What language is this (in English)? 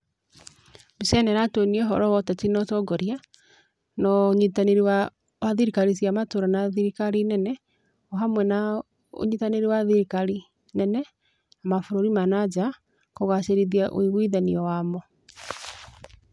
Kikuyu